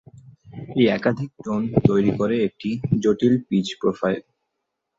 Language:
Bangla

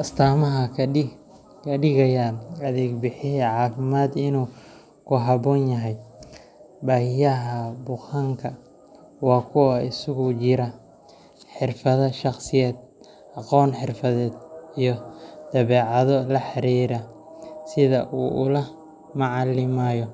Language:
Somali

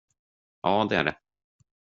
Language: Swedish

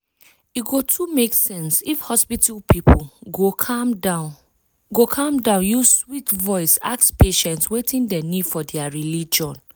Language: Nigerian Pidgin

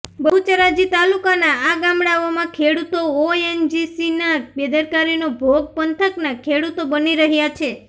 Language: Gujarati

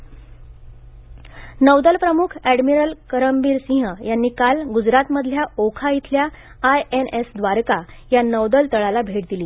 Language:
Marathi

